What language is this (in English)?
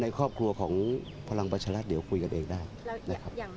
Thai